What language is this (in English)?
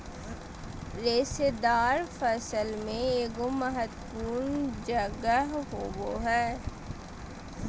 Magahi